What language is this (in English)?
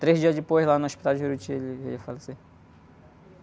Portuguese